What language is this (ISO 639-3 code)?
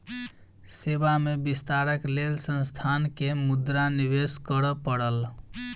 mai